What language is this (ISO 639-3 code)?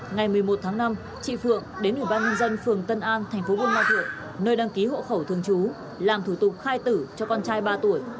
vie